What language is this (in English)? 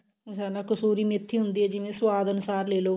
Punjabi